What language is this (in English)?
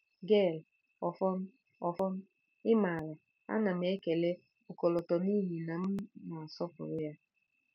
Igbo